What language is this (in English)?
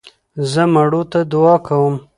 Pashto